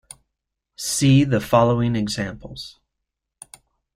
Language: English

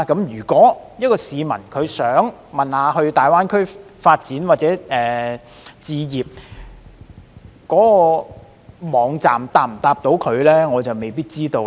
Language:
Cantonese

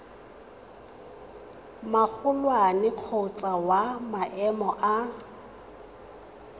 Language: Tswana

